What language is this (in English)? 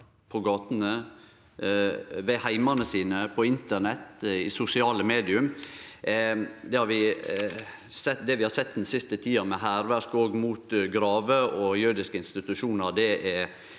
Norwegian